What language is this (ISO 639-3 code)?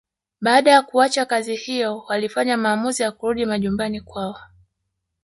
swa